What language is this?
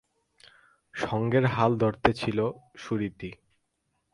Bangla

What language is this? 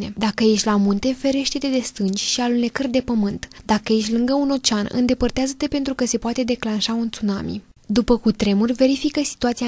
Romanian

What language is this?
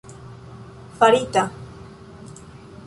Esperanto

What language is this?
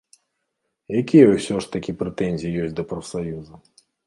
Belarusian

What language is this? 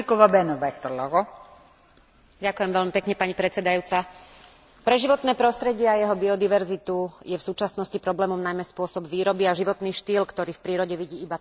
Slovak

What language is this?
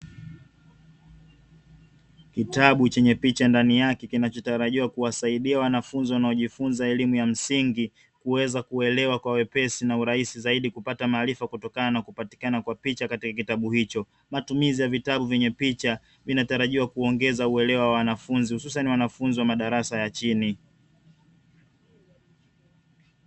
Swahili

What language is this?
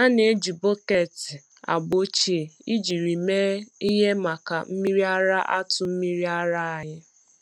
Igbo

